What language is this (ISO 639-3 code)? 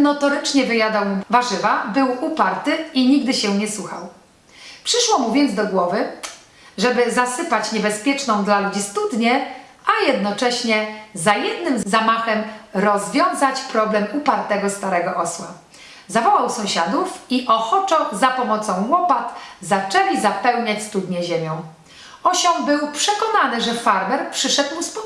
pol